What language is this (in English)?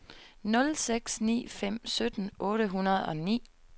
Danish